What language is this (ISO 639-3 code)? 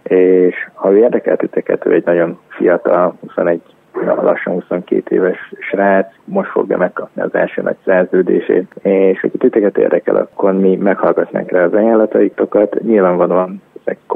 hun